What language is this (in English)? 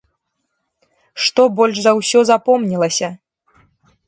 Belarusian